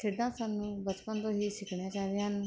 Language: Punjabi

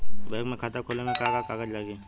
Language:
Bhojpuri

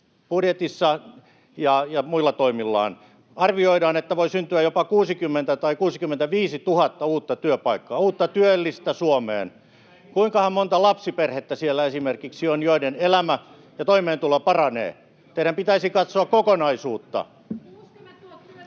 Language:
Finnish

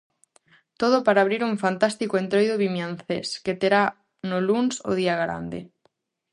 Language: Galician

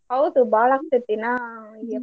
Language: Kannada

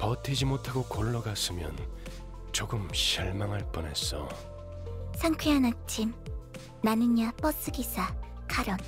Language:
Korean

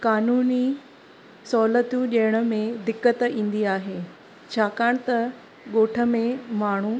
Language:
Sindhi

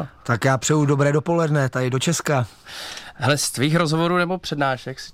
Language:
Czech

